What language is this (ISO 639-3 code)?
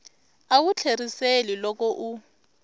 tso